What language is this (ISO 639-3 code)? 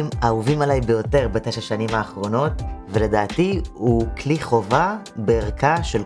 heb